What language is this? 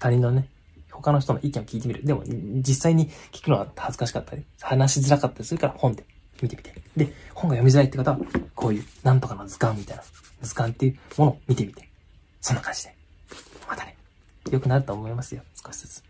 Japanese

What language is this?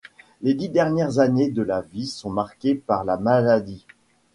French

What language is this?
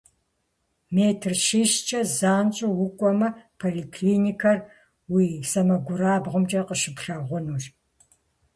Kabardian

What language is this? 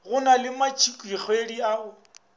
Northern Sotho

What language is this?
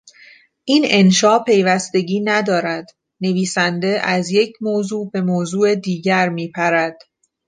Persian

